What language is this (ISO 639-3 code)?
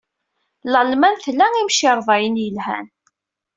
kab